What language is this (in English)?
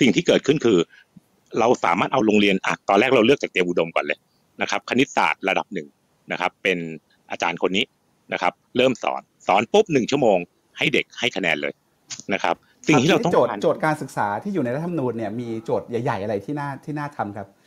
Thai